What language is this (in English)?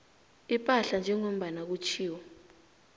South Ndebele